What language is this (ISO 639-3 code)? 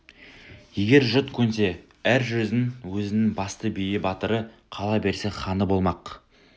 kaz